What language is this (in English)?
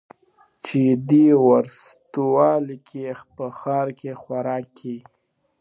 Pashto